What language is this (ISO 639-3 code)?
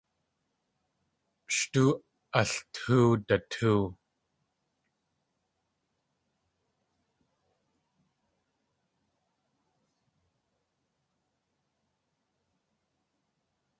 tli